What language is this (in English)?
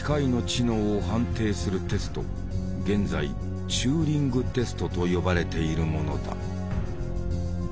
Japanese